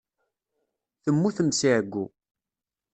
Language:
Kabyle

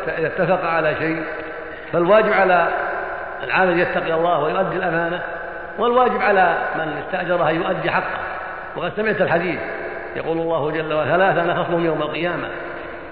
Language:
Arabic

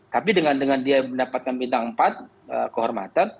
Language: Indonesian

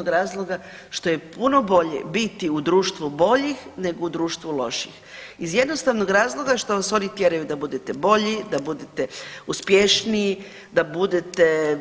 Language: Croatian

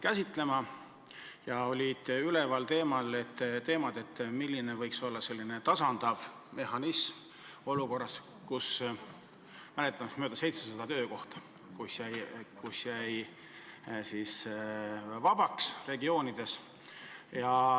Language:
Estonian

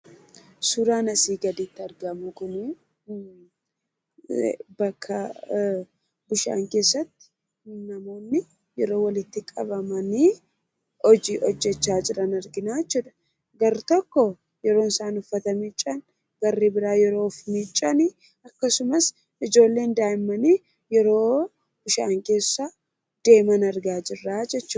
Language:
Oromo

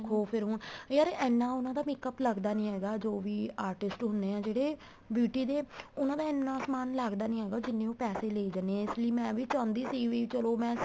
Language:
Punjabi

